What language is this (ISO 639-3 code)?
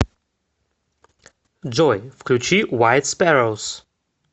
rus